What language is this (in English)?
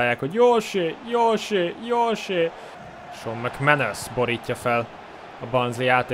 Hungarian